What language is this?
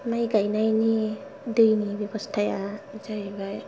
Bodo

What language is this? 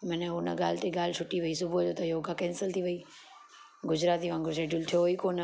Sindhi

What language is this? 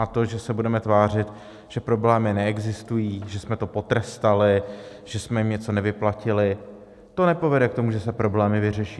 Czech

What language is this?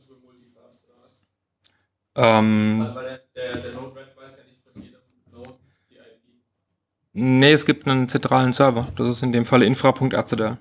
German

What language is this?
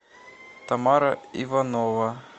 Russian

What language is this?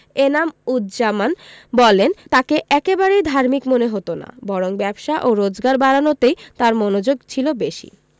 Bangla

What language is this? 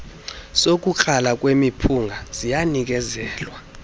Xhosa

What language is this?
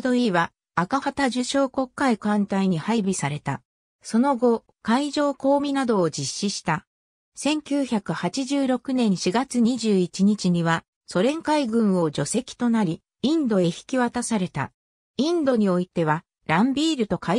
Japanese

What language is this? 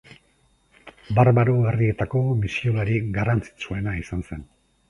Basque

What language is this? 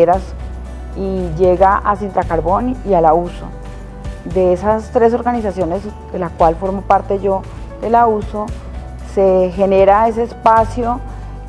Spanish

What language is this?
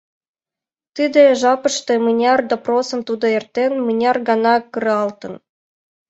Mari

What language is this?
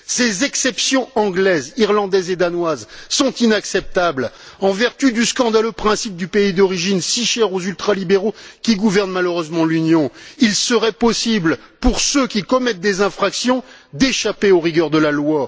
French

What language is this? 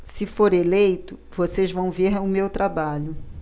Portuguese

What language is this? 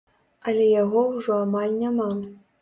Belarusian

